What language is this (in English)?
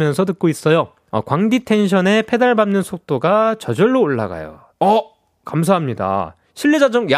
Korean